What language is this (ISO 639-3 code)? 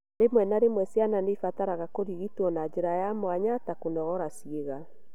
kik